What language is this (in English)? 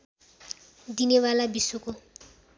Nepali